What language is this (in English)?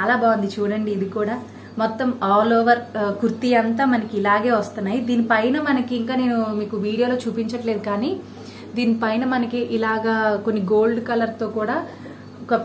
Telugu